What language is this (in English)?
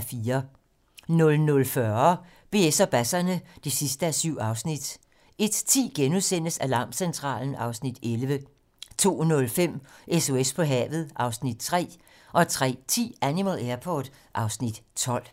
Danish